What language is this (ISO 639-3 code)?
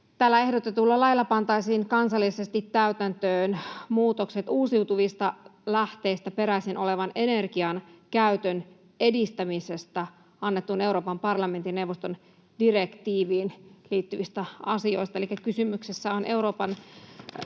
fin